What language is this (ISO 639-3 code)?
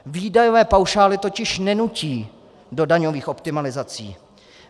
ces